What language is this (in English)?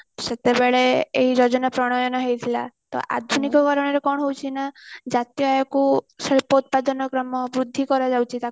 Odia